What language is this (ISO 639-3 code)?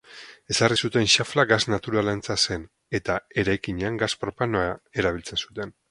eus